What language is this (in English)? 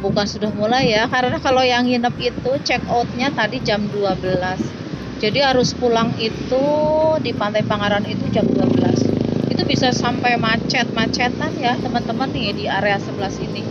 Indonesian